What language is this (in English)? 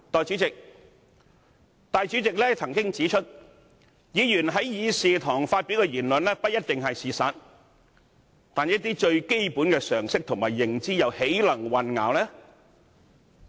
Cantonese